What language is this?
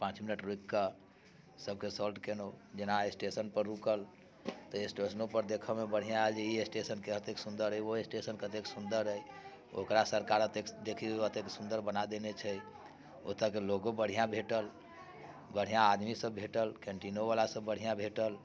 Maithili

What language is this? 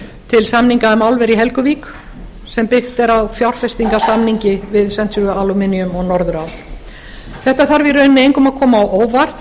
Icelandic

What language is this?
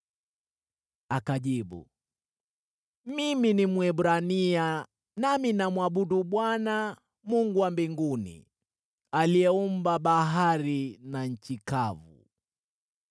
Swahili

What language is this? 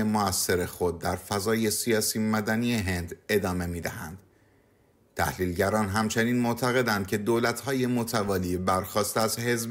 Persian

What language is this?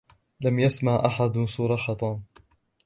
Arabic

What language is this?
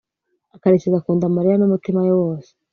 Kinyarwanda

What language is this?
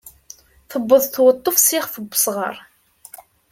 Kabyle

